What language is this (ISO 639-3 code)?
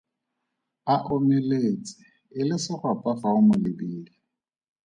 tsn